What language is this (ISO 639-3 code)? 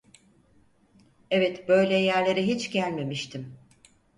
tur